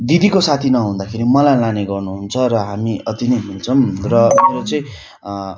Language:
Nepali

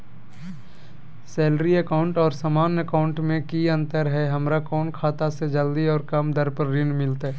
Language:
Magahi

